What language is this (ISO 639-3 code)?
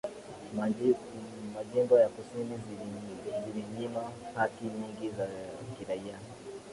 swa